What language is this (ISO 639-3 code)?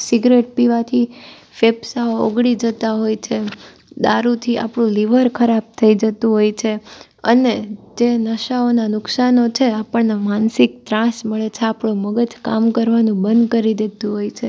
guj